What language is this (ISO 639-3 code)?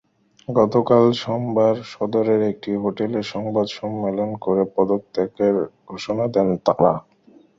ben